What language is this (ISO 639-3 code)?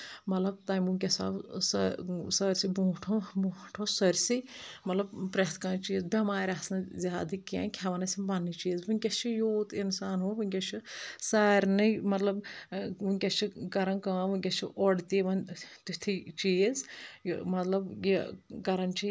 kas